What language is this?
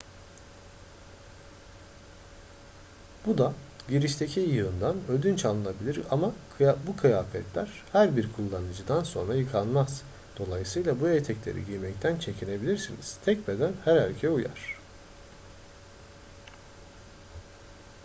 Turkish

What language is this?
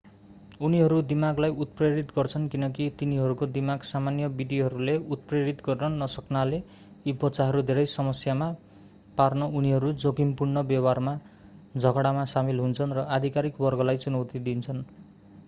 Nepali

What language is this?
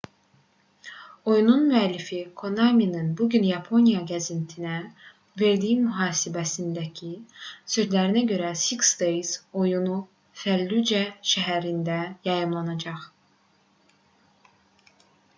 Azerbaijani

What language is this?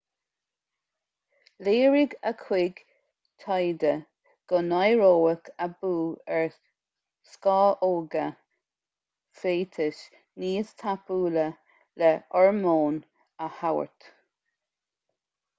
Irish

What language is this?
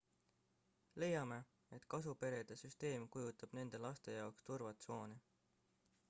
Estonian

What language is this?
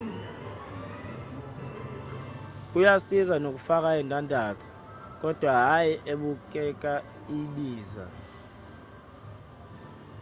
Zulu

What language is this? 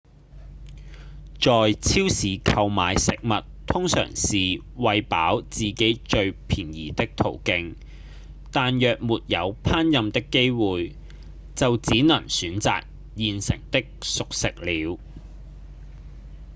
Cantonese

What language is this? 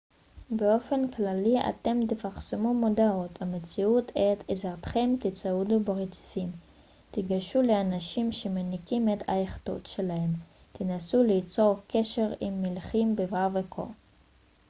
Hebrew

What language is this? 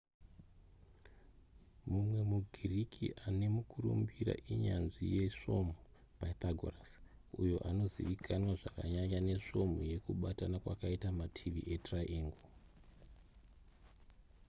Shona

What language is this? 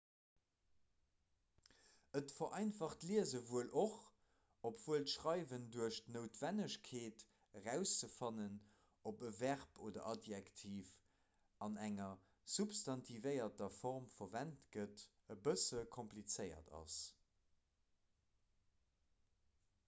Luxembourgish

